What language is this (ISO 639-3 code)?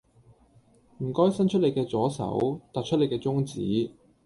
yue